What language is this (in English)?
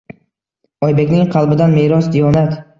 Uzbek